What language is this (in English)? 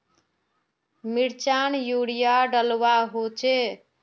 Magahi